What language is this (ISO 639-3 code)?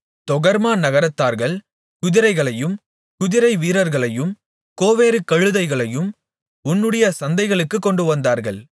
tam